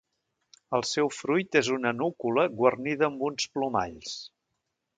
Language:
Catalan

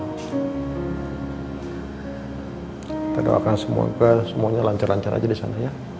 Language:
Indonesian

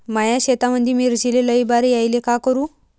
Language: Marathi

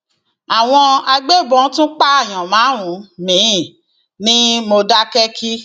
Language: Yoruba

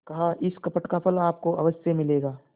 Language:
Hindi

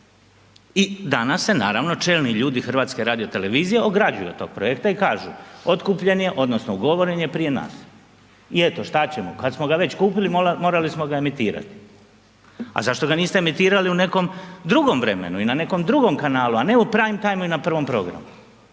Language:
Croatian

